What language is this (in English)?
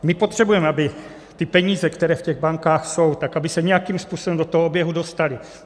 Czech